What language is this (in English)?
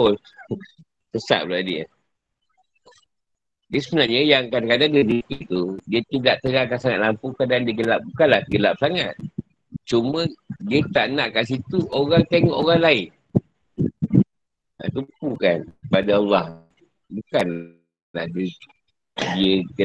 Malay